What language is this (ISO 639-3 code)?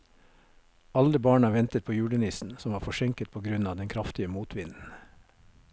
nor